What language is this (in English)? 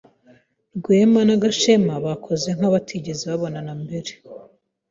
Kinyarwanda